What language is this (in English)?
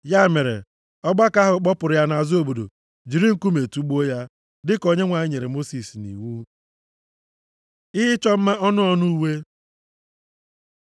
Igbo